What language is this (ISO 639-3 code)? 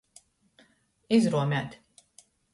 ltg